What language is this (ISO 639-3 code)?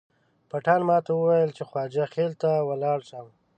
pus